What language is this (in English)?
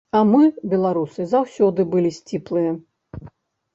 Belarusian